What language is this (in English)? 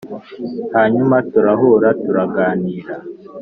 Kinyarwanda